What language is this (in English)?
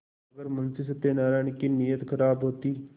Hindi